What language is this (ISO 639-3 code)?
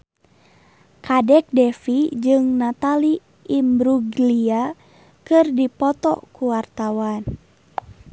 sun